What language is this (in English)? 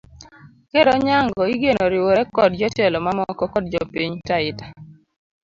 Luo (Kenya and Tanzania)